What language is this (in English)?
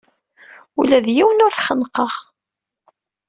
Kabyle